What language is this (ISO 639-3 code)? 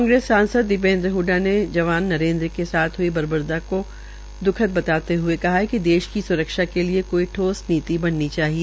hin